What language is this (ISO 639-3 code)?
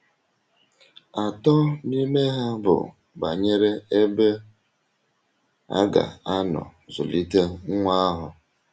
ibo